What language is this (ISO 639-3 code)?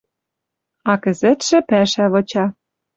mrj